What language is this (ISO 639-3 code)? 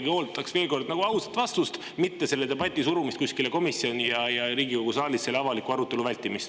est